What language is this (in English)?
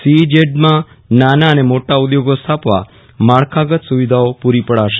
Gujarati